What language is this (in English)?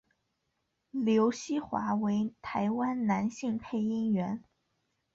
Chinese